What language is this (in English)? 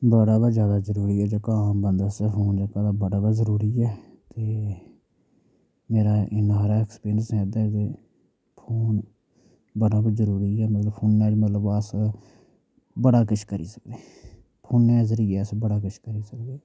Dogri